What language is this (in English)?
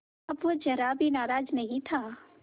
Hindi